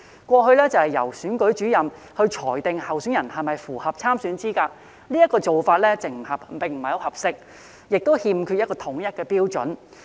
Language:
Cantonese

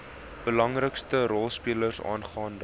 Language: Afrikaans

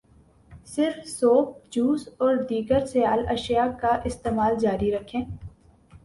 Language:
Urdu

